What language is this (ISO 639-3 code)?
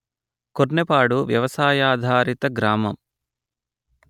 tel